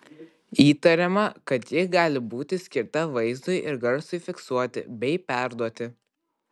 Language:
Lithuanian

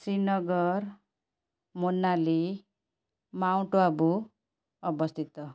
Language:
Odia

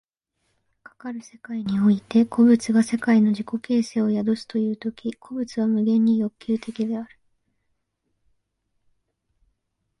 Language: Japanese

